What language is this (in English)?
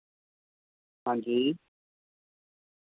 Dogri